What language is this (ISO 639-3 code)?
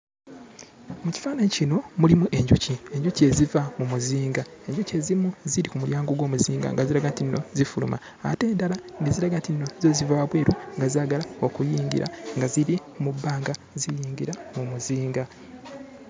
lug